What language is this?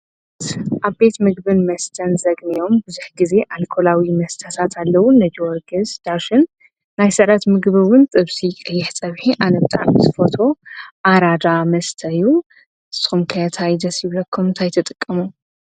Tigrinya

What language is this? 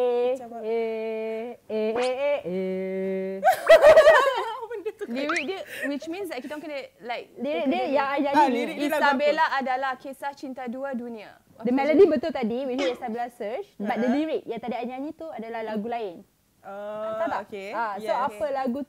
Malay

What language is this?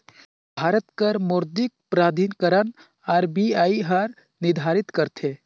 Chhattisgarhi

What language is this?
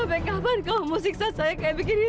Indonesian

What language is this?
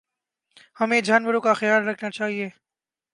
Urdu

